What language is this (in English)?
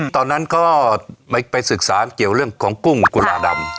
Thai